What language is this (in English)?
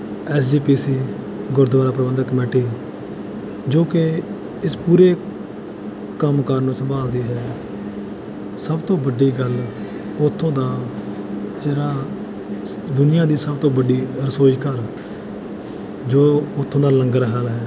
Punjabi